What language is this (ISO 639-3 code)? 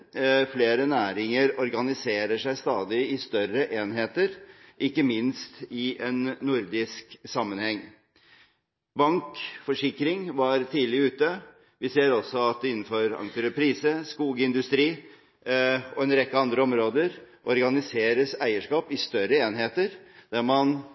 nob